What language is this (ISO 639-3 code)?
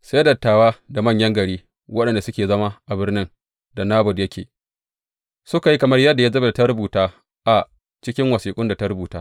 hau